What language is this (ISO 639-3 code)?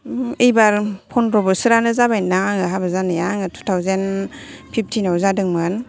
brx